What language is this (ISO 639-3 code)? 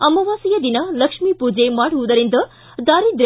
kan